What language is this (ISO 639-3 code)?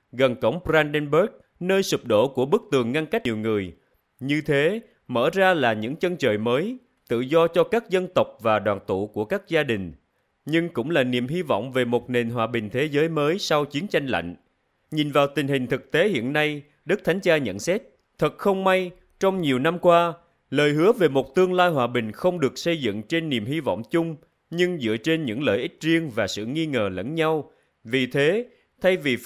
vie